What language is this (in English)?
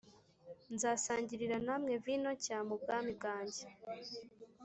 Kinyarwanda